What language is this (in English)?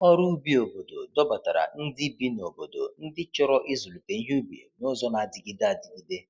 Igbo